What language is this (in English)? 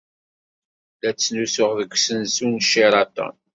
Kabyle